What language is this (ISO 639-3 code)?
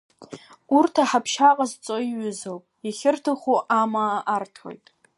abk